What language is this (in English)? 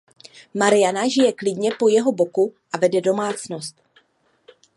Czech